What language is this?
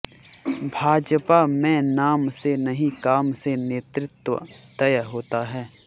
Hindi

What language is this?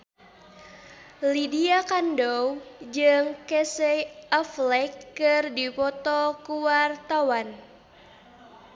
Sundanese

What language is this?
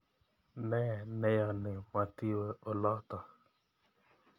Kalenjin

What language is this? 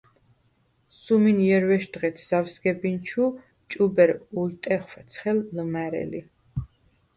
Svan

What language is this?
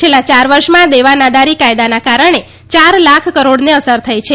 Gujarati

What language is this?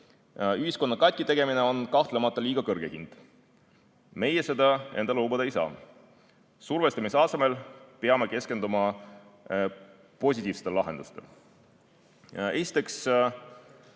Estonian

